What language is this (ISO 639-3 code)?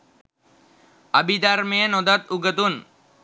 sin